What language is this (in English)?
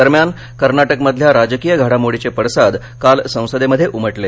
Marathi